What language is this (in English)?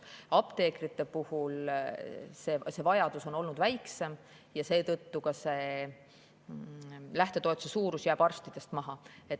Estonian